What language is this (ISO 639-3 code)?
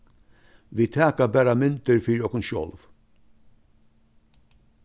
fao